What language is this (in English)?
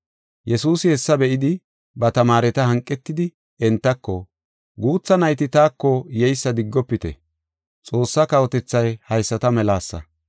Gofa